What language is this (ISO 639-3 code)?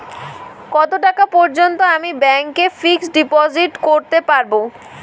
ben